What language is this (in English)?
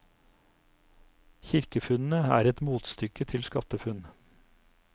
Norwegian